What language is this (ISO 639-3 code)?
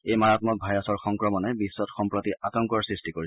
asm